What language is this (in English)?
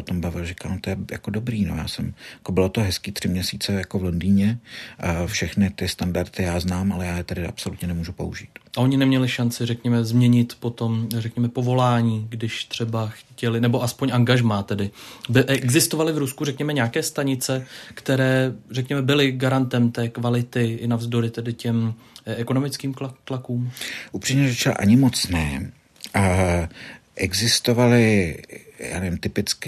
Czech